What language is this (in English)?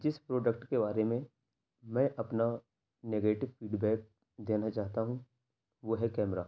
Urdu